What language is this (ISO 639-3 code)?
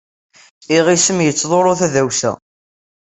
kab